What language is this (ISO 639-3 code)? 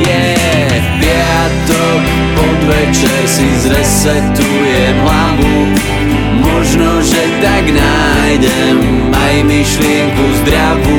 slk